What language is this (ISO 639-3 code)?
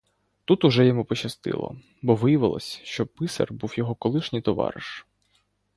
ukr